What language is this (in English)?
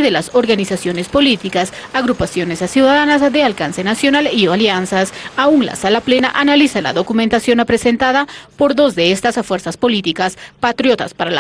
Spanish